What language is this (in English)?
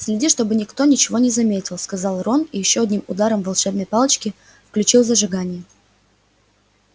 Russian